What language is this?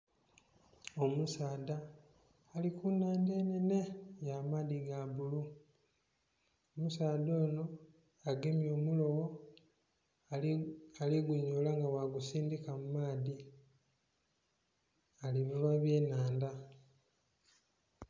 Soga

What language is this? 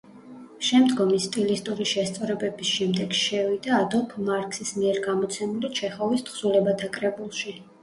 Georgian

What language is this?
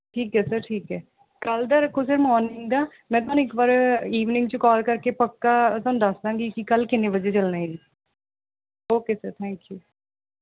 Punjabi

